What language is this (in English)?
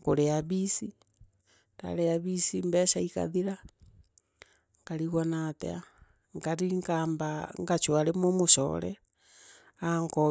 Meru